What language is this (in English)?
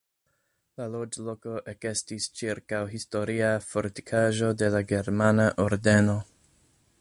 Esperanto